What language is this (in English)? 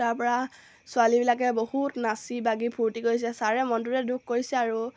Assamese